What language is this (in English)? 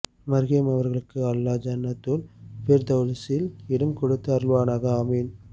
Tamil